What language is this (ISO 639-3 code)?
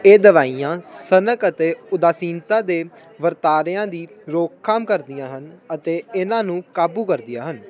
pan